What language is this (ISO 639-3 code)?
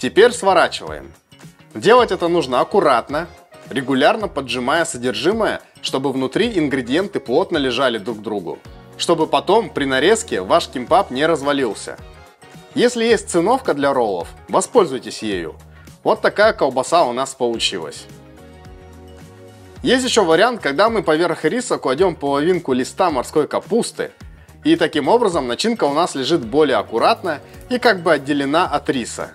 rus